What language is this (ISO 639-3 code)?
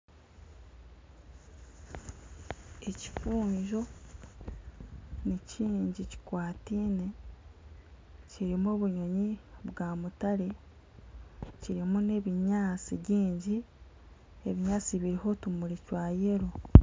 nyn